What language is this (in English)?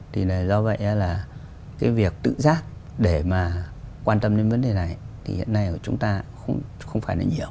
Vietnamese